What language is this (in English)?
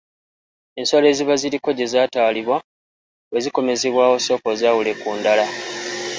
Ganda